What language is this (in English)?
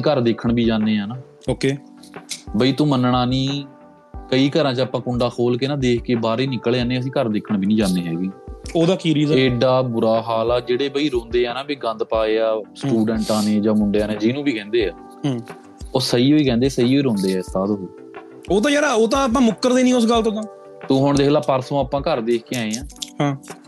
Punjabi